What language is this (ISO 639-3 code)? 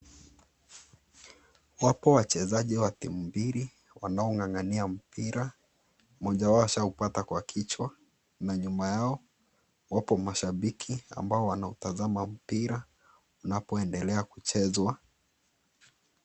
swa